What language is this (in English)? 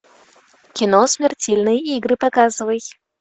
Russian